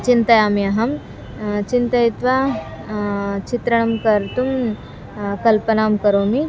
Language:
Sanskrit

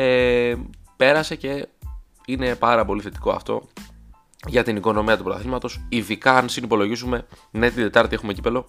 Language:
Greek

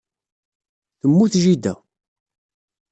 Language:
Kabyle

